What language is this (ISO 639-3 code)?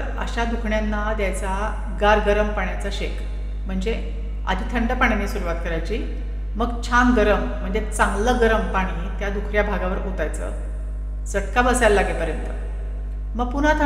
mar